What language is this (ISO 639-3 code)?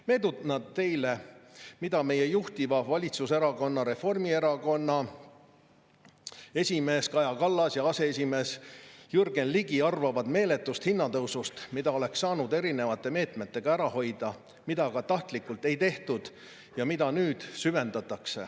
est